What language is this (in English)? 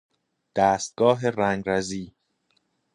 Persian